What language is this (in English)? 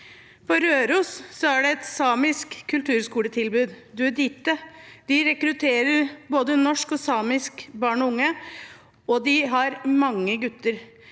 Norwegian